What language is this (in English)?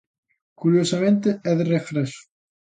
Galician